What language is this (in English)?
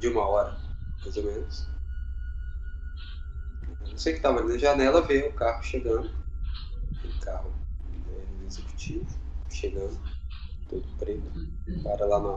Portuguese